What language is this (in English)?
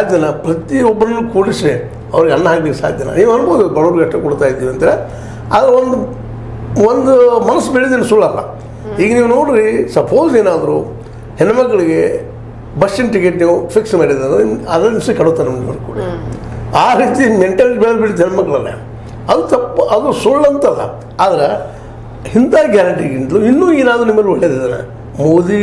Kannada